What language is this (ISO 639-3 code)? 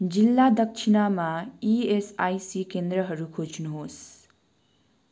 nep